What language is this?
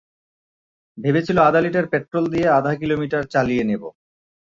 Bangla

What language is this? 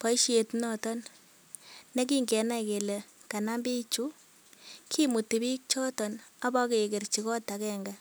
Kalenjin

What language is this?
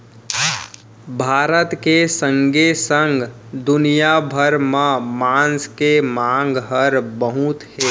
Chhattisgarhi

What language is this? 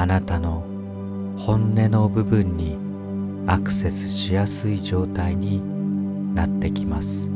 Japanese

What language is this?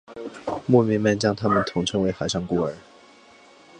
Chinese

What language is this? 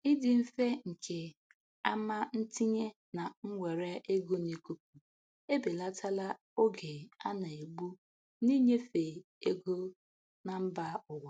Igbo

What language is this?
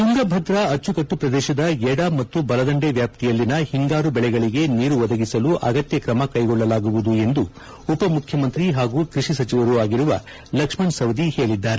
Kannada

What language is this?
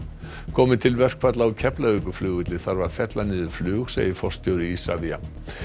Icelandic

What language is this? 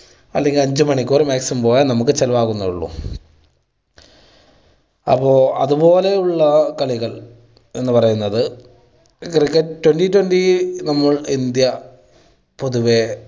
Malayalam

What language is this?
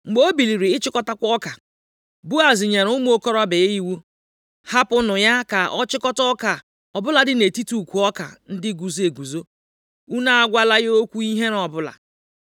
Igbo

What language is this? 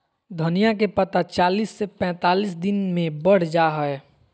Magahi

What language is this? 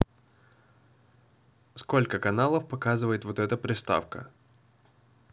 Russian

